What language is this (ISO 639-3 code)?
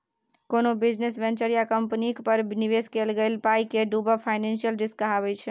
mai